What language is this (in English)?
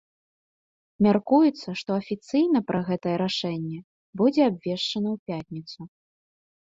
Belarusian